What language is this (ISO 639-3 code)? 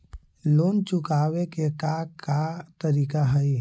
mag